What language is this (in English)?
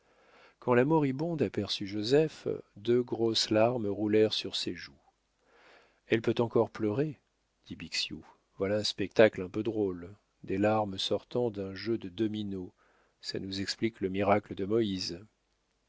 French